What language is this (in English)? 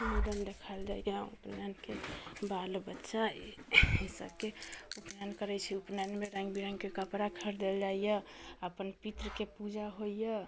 Maithili